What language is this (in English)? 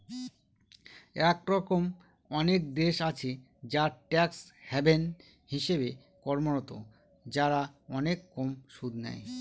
Bangla